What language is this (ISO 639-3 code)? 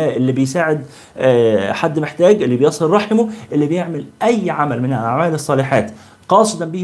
ara